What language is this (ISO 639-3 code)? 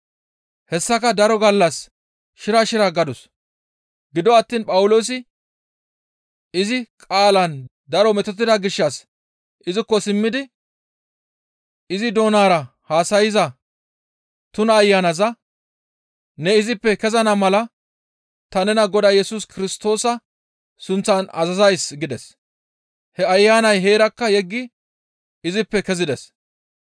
gmv